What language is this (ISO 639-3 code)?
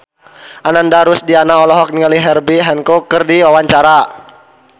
sun